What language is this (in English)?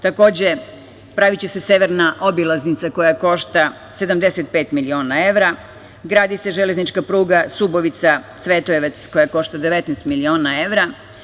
Serbian